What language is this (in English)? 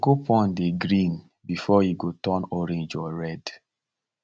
Nigerian Pidgin